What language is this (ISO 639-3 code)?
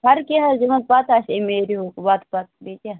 kas